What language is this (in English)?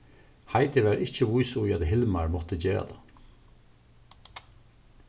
Faroese